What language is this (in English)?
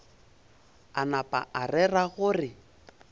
Northern Sotho